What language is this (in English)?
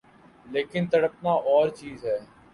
Urdu